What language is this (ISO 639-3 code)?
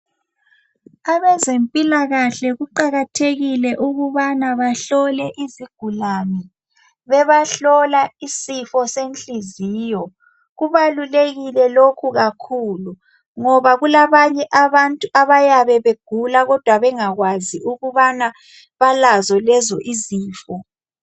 nde